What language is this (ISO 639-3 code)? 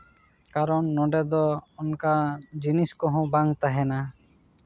sat